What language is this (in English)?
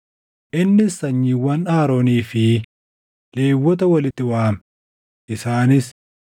Oromo